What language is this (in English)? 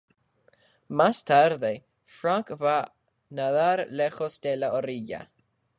Spanish